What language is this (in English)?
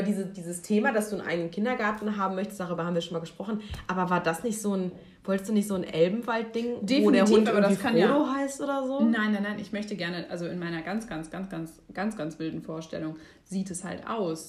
German